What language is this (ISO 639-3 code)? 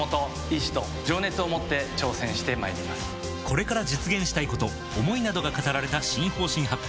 jpn